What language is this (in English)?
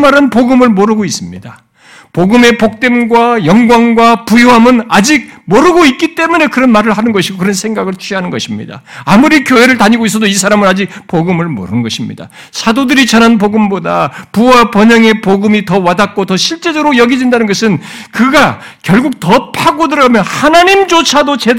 Korean